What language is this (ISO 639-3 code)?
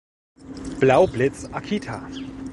deu